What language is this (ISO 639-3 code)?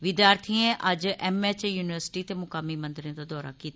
doi